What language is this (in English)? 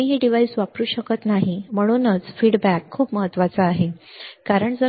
Marathi